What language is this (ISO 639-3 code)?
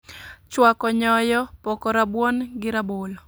luo